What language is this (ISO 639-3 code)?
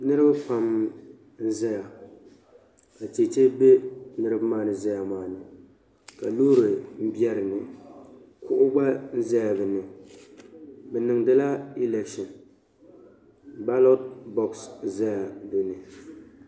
dag